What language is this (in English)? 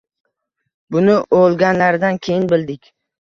Uzbek